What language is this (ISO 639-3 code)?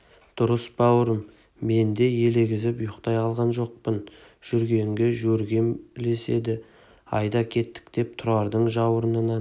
kaz